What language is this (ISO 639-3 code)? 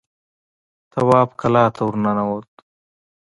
pus